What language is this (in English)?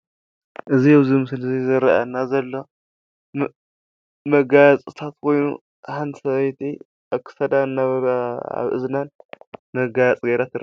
Tigrinya